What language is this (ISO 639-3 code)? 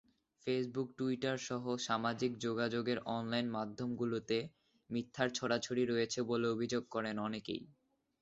ben